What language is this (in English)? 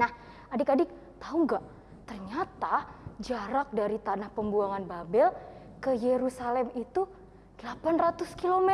Indonesian